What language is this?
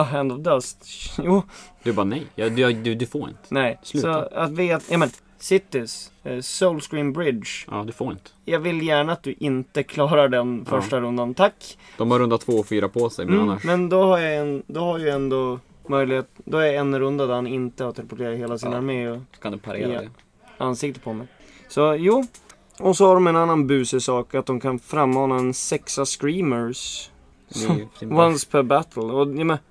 Swedish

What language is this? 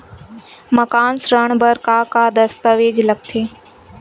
Chhattisgarhi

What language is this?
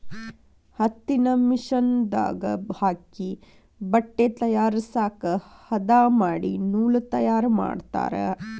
Kannada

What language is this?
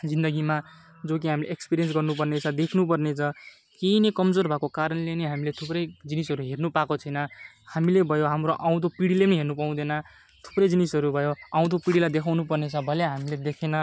Nepali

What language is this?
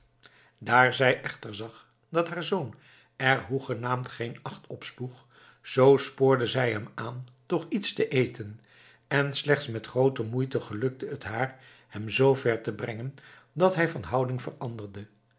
Dutch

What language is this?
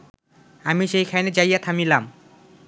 Bangla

